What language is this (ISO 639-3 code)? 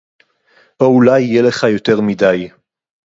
heb